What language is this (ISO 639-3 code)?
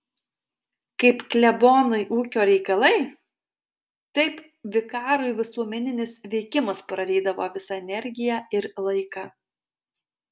lit